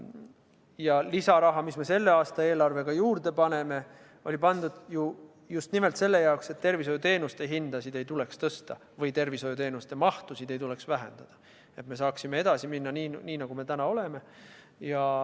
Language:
Estonian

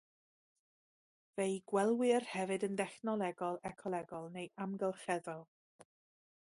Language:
Welsh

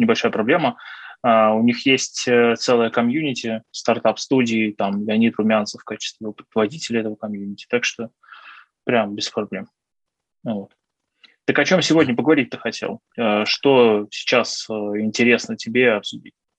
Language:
Russian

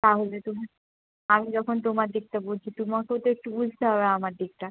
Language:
Bangla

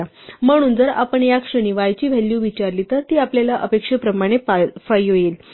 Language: Marathi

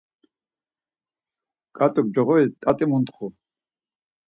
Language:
Laz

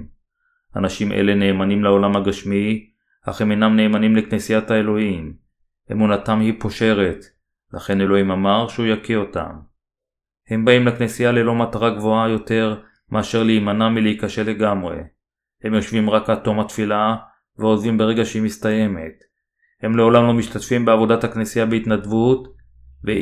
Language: Hebrew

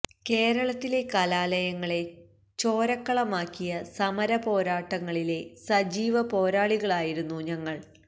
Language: Malayalam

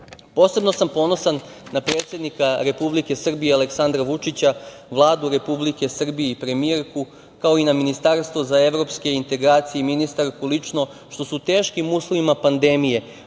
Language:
Serbian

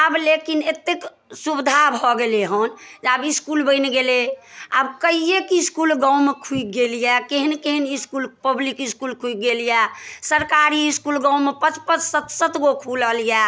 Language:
Maithili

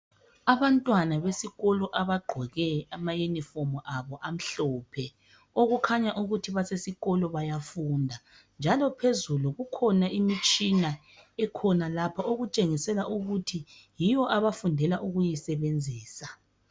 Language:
North Ndebele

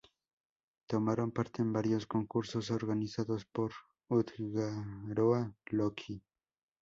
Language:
Spanish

